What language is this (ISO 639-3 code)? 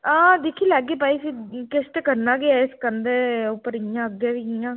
doi